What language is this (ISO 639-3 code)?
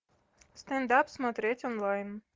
rus